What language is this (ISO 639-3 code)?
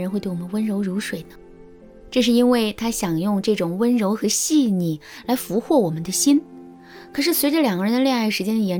zho